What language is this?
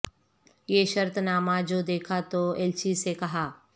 Urdu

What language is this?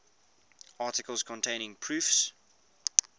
English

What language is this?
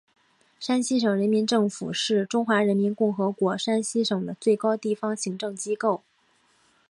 Chinese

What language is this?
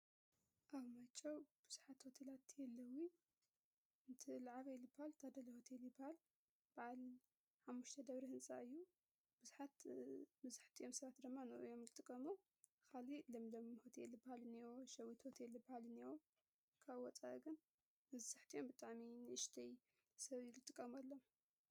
Tigrinya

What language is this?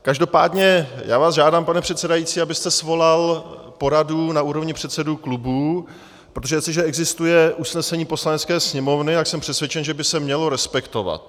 Czech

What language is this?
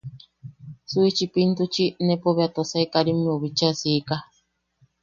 Yaqui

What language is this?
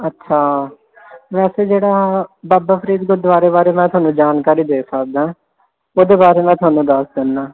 Punjabi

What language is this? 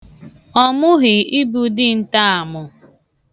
Igbo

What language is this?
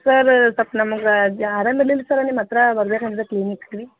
Kannada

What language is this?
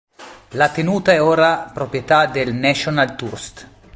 Italian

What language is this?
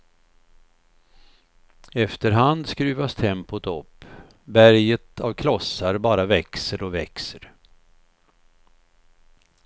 Swedish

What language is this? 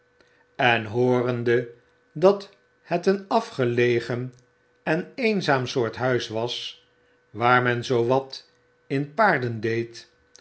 Dutch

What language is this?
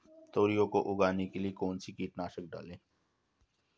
Hindi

